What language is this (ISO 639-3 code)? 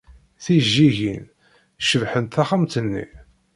kab